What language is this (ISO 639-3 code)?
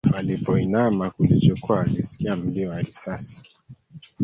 swa